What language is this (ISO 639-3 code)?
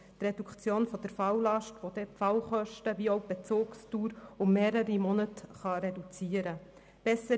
gsw